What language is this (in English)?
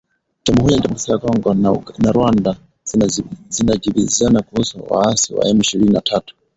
Swahili